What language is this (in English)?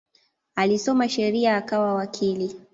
Swahili